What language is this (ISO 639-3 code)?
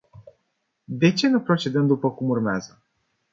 ron